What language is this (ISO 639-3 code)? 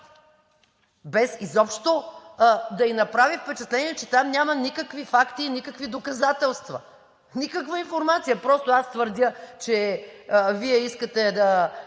bul